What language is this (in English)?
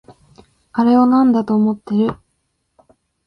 Japanese